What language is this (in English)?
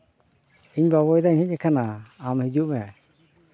Santali